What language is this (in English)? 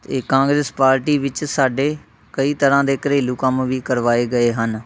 Punjabi